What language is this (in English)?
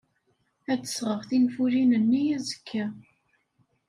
Kabyle